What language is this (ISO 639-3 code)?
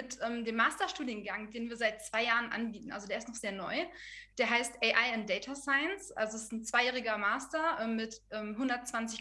deu